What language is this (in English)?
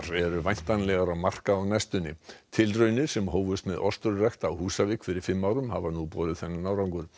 Icelandic